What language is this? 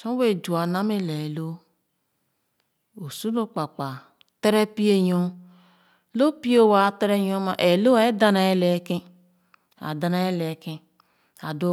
Khana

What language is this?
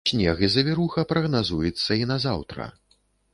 Belarusian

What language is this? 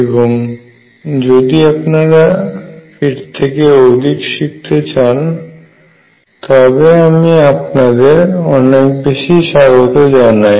Bangla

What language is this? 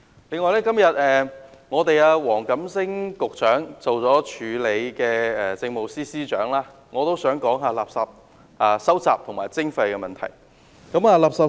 Cantonese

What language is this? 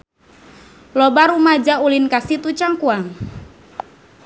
Sundanese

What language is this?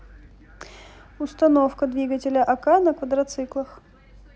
Russian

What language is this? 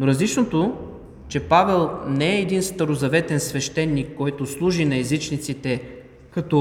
Bulgarian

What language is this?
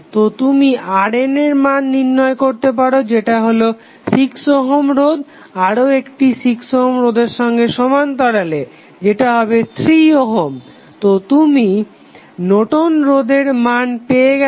Bangla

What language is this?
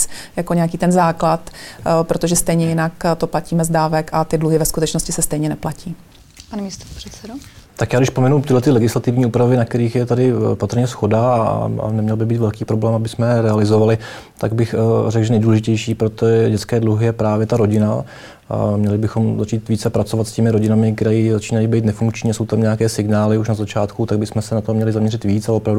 Czech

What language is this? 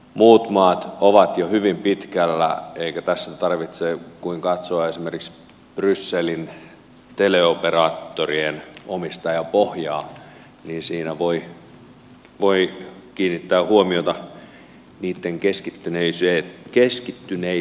Finnish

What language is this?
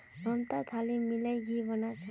Magahi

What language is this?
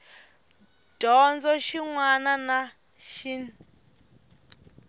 Tsonga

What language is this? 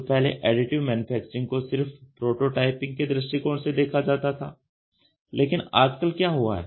Hindi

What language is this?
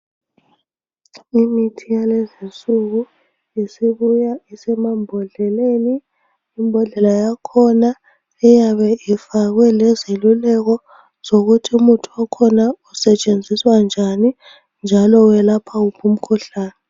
North Ndebele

